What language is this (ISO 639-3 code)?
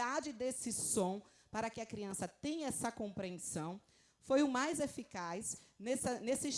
por